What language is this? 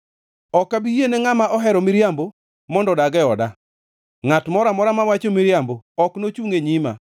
Luo (Kenya and Tanzania)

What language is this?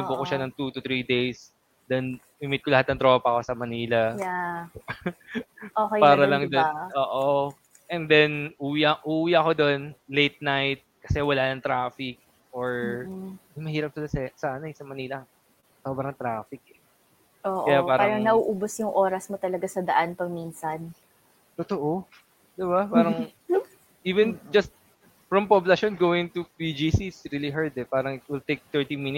Filipino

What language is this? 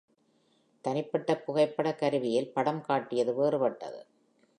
Tamil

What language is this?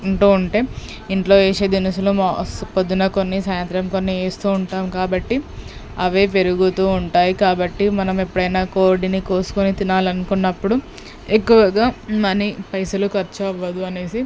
Telugu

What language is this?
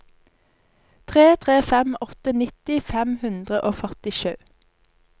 Norwegian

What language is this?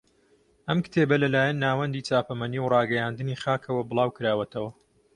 Central Kurdish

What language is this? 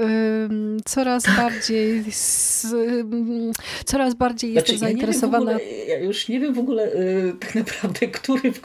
Polish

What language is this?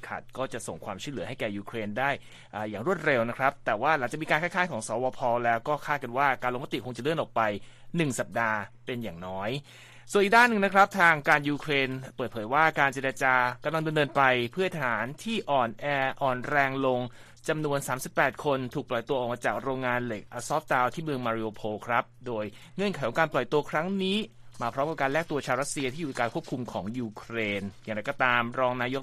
Thai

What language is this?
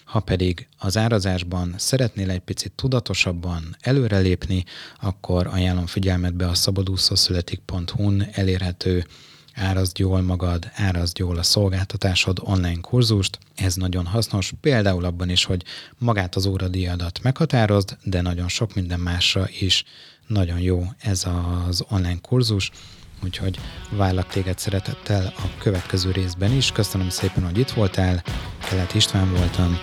Hungarian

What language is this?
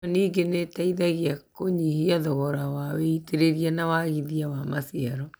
Kikuyu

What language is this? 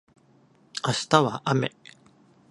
Japanese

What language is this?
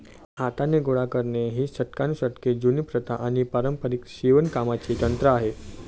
Marathi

